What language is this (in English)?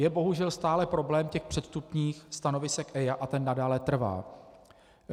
Czech